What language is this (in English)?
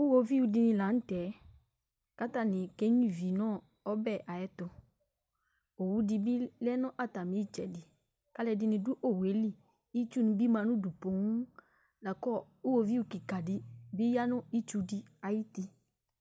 Ikposo